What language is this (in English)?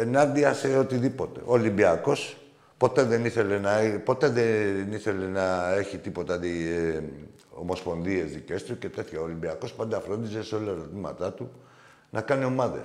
Greek